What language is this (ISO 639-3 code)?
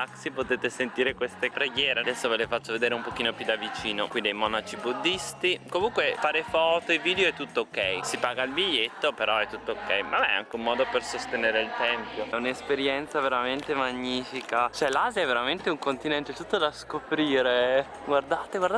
ita